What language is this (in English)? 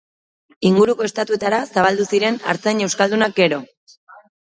Basque